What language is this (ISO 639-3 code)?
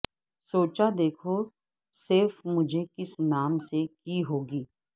urd